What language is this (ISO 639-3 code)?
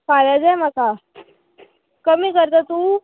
kok